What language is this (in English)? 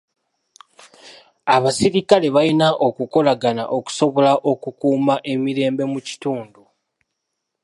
Ganda